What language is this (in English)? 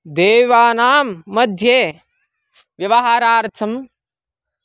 Sanskrit